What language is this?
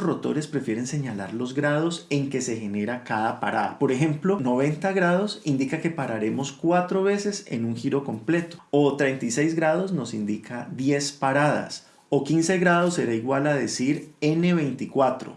Spanish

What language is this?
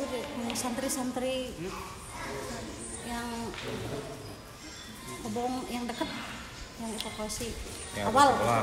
Indonesian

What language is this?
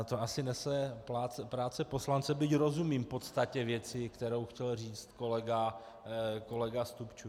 Czech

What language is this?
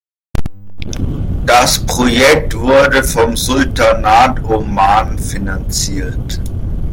German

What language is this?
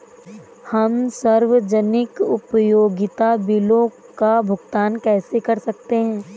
Hindi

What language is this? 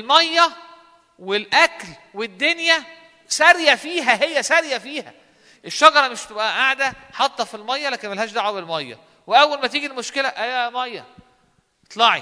Arabic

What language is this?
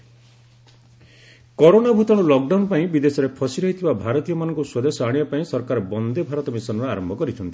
Odia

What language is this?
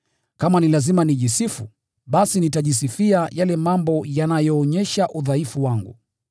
Swahili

